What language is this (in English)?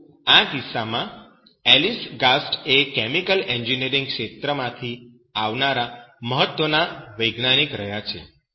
Gujarati